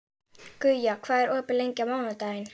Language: Icelandic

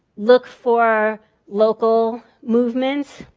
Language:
English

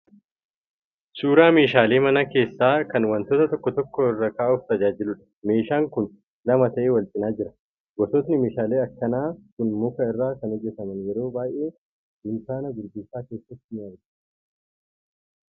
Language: Oromo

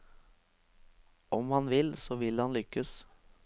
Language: Norwegian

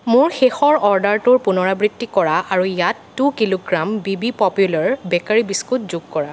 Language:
Assamese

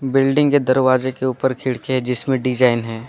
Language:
Hindi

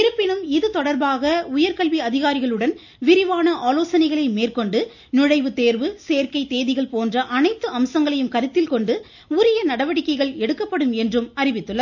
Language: Tamil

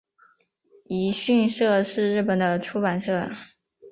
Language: Chinese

